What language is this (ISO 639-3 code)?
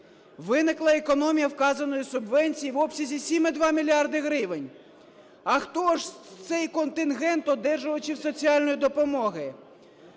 ukr